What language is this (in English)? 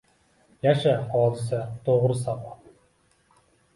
Uzbek